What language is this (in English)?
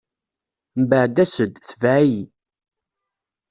Kabyle